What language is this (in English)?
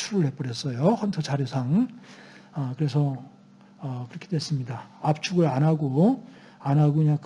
Korean